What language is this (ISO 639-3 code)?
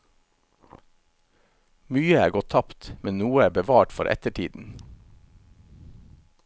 nor